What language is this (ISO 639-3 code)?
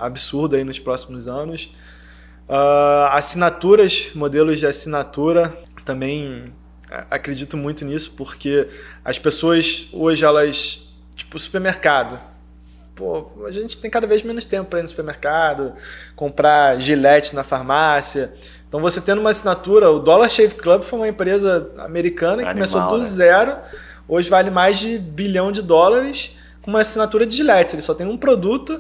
por